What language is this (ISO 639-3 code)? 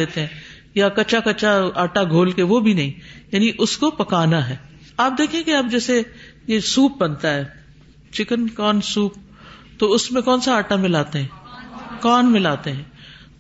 urd